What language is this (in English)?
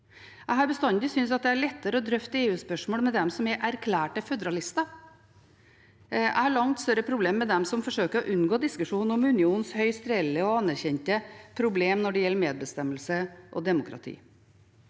Norwegian